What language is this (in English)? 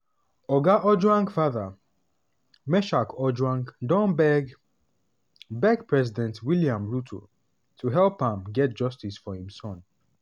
Nigerian Pidgin